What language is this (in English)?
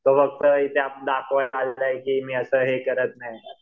Marathi